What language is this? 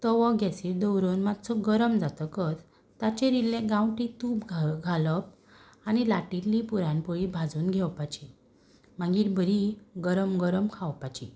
Konkani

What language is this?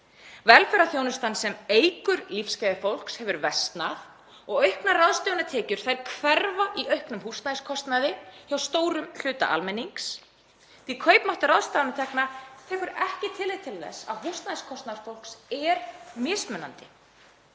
Icelandic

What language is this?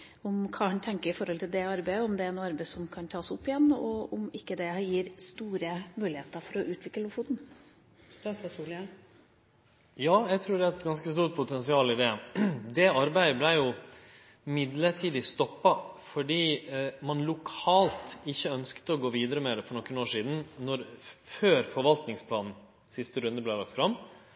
Norwegian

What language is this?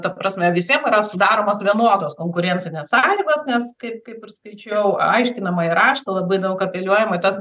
Lithuanian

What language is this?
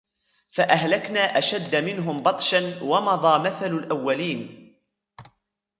Arabic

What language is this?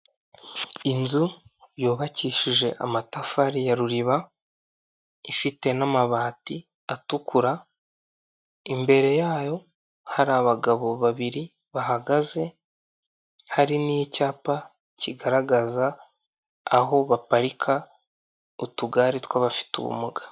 Kinyarwanda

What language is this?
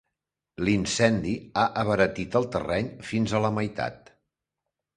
Catalan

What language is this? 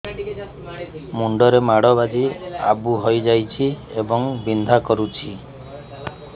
Odia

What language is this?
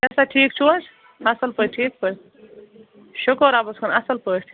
Kashmiri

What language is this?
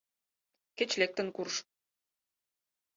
Mari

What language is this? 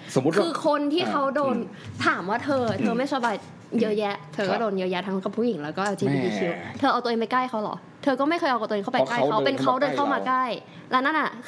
Thai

